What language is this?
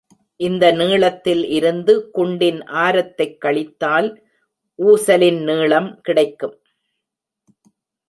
Tamil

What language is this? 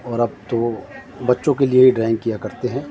Urdu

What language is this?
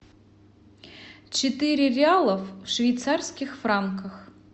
Russian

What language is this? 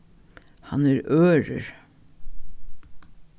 Faroese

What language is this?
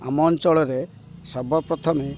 Odia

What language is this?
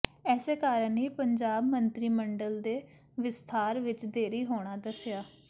Punjabi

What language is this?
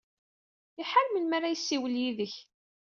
Kabyle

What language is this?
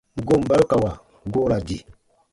Baatonum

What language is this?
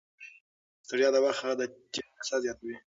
Pashto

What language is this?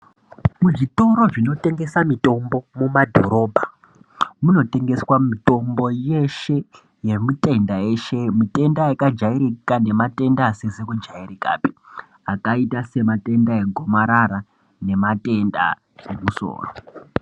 Ndau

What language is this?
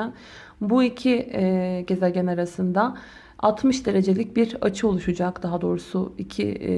Turkish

